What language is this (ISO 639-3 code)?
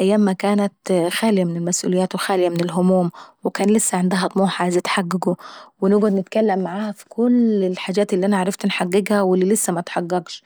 aec